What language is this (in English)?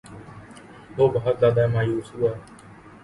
Urdu